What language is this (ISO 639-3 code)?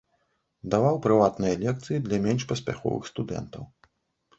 bel